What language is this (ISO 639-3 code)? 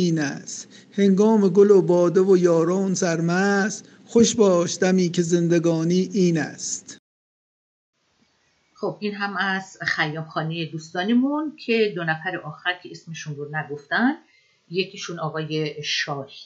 fas